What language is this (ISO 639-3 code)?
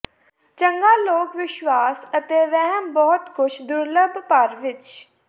pan